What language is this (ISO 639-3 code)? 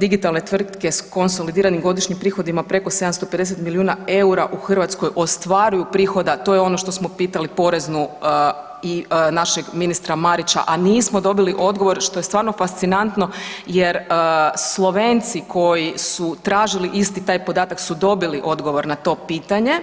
hrv